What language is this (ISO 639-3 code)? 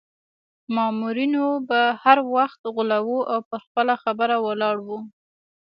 pus